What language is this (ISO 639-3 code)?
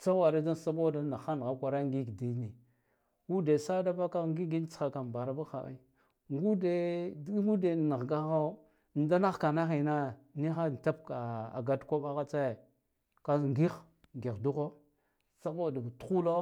gdf